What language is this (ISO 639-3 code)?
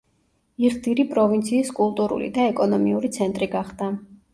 kat